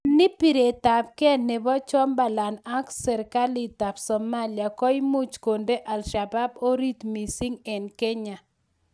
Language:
Kalenjin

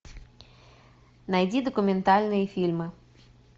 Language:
Russian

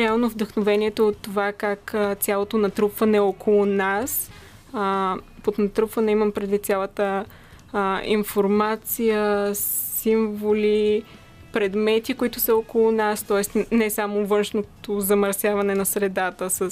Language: Bulgarian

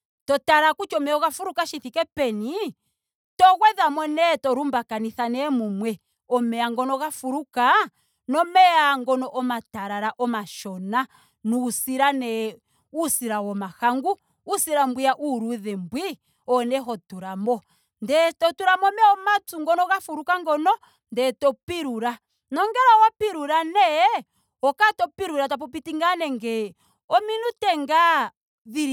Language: Ndonga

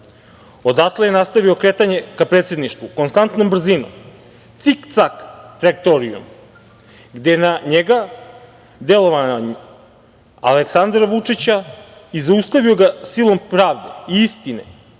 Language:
Serbian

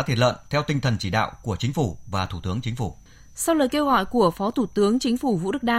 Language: Vietnamese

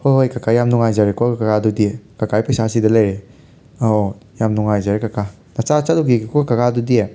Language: Manipuri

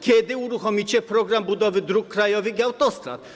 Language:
Polish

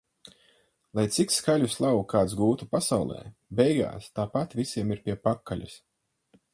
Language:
Latvian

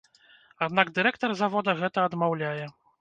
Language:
Belarusian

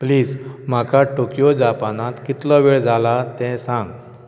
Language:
Konkani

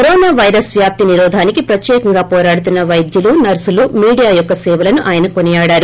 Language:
Telugu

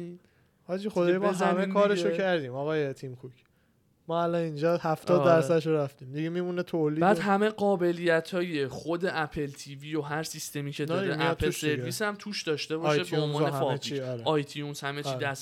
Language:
Persian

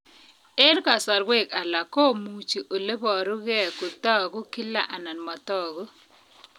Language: Kalenjin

